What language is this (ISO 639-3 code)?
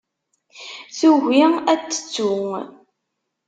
kab